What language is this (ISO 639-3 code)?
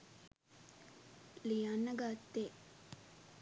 sin